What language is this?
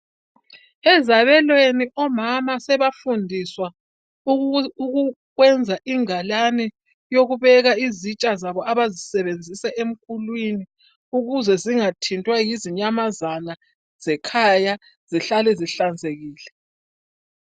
North Ndebele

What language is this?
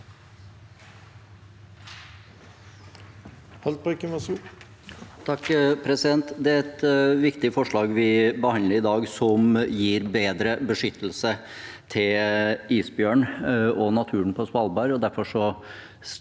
Norwegian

